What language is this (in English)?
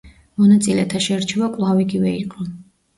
Georgian